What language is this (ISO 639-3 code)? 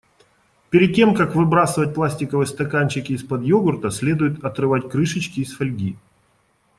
rus